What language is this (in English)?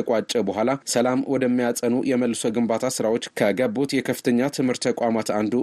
Amharic